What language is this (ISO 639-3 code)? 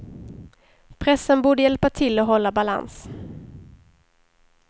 swe